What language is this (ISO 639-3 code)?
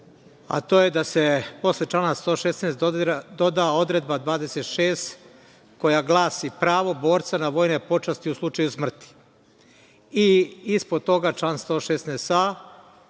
srp